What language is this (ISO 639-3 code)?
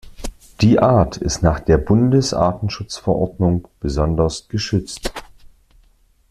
deu